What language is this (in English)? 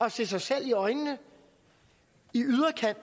Danish